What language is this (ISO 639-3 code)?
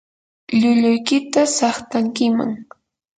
qur